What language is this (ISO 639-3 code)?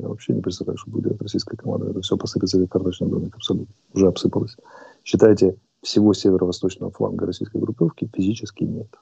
rus